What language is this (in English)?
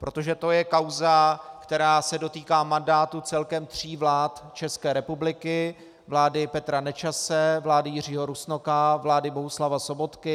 Czech